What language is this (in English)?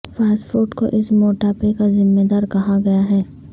Urdu